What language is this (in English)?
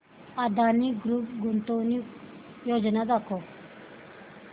Marathi